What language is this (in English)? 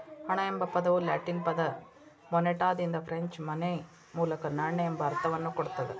Kannada